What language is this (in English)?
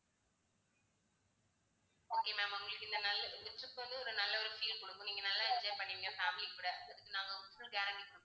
Tamil